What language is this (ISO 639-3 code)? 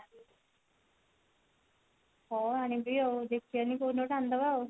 ori